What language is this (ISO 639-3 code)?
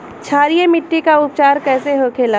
bho